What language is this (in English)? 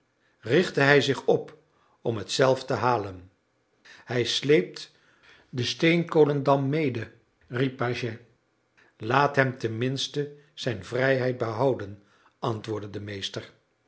Dutch